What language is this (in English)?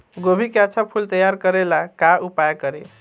Bhojpuri